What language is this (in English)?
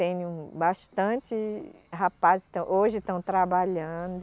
Portuguese